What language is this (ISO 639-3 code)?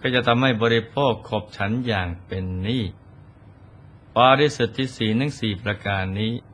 tha